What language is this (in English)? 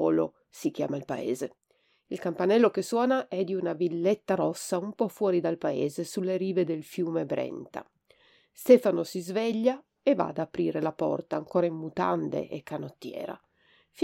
Italian